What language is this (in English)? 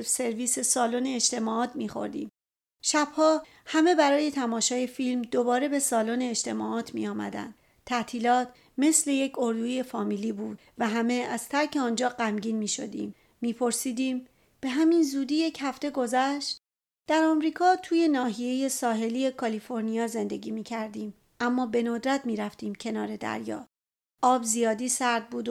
Persian